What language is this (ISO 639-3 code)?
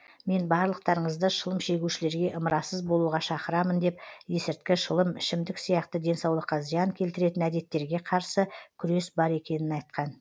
kaz